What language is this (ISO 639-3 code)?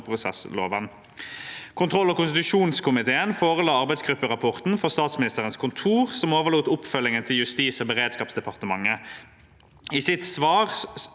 nor